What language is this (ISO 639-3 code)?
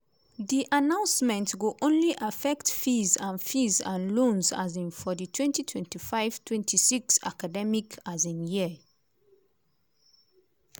pcm